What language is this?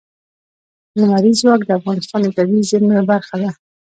Pashto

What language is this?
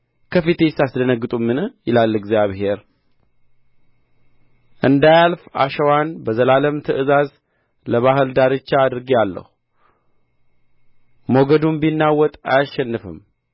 Amharic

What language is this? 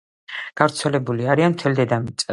Georgian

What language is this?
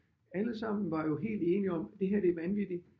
Danish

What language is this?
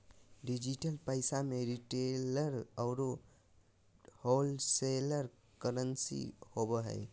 Magahi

